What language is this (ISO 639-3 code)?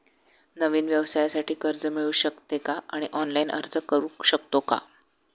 mar